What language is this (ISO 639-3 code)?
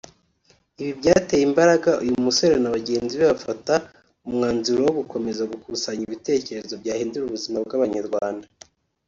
kin